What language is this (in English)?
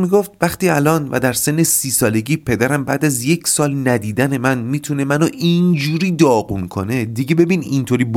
Persian